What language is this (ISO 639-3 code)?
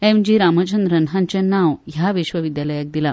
kok